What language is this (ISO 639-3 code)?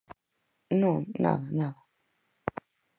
glg